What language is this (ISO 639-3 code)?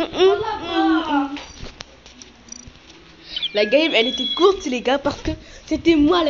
fra